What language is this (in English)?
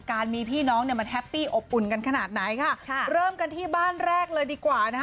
Thai